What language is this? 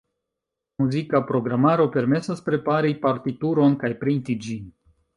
Esperanto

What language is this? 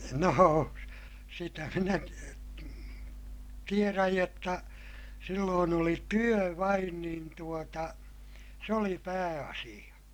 Finnish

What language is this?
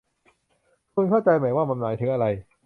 Thai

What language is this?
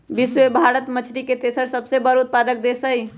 Magahi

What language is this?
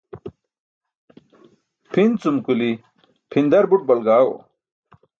Burushaski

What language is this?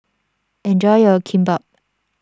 English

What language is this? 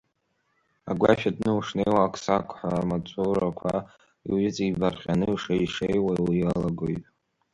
Abkhazian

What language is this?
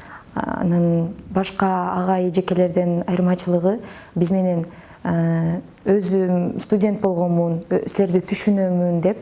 Turkish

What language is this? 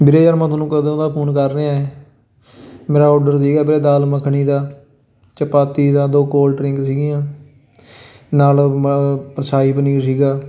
Punjabi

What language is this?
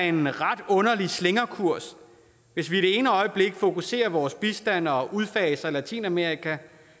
Danish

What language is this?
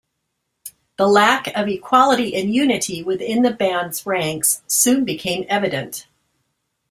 English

